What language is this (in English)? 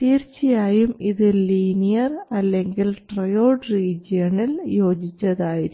Malayalam